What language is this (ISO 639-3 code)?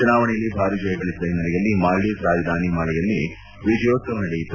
kan